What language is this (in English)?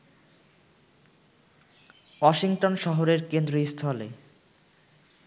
Bangla